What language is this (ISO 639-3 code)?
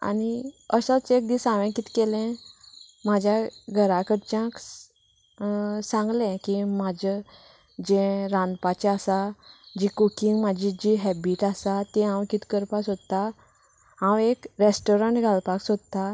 kok